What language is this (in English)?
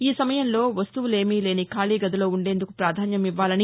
Telugu